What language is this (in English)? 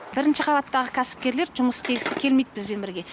Kazakh